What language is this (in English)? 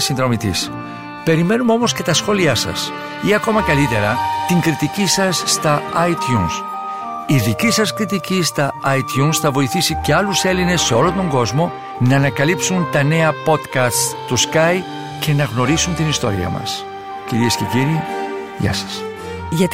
Greek